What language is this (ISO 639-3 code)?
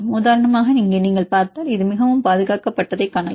tam